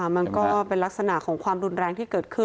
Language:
Thai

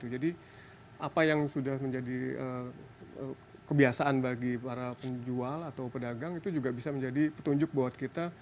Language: Indonesian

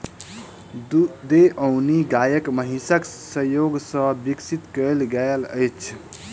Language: Maithili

